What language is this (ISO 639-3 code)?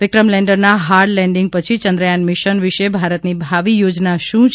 guj